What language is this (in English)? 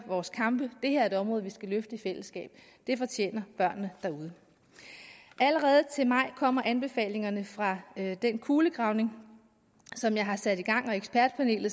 Danish